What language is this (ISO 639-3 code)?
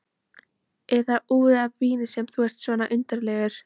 isl